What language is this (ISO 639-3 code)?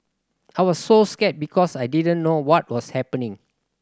eng